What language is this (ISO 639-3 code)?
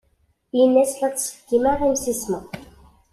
kab